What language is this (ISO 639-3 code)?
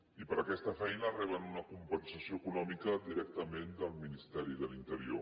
cat